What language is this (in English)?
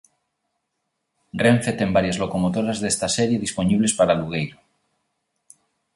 Galician